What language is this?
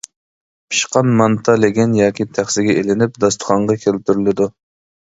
Uyghur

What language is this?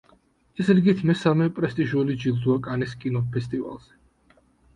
Georgian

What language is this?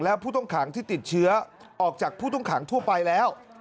Thai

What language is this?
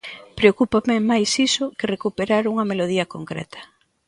Galician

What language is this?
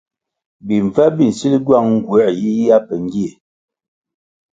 Kwasio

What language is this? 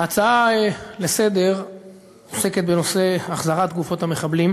Hebrew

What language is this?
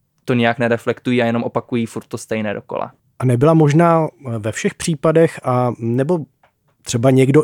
Czech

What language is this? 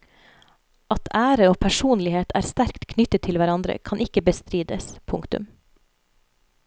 Norwegian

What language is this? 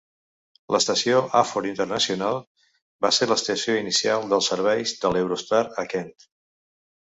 Catalan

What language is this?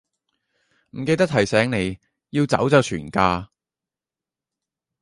Cantonese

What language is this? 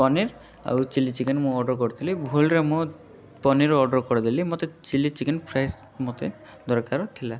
Odia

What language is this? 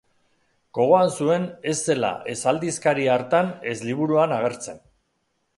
Basque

